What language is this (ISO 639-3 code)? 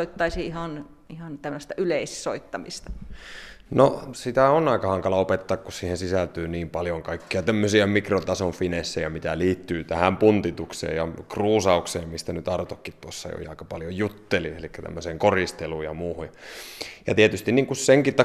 fin